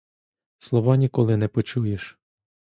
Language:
Ukrainian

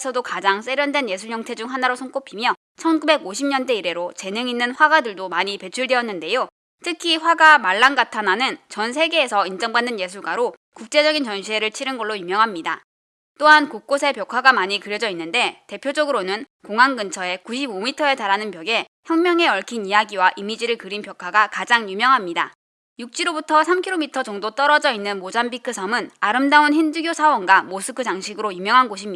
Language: Korean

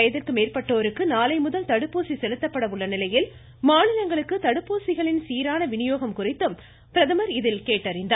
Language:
Tamil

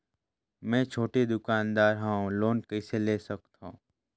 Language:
Chhattisgarhi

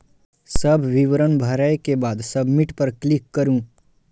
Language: Maithili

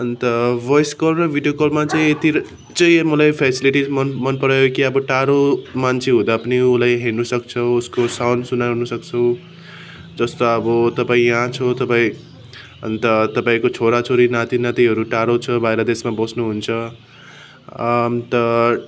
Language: Nepali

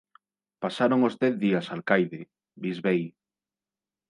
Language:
Galician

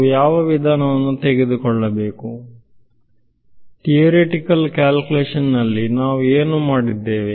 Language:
Kannada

